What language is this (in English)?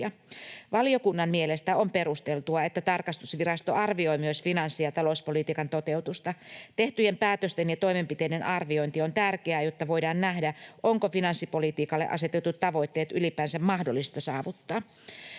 Finnish